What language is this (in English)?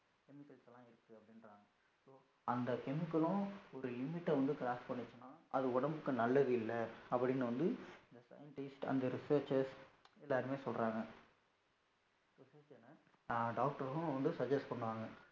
Tamil